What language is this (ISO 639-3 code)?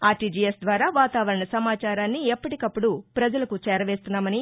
tel